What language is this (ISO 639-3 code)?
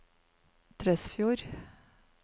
nor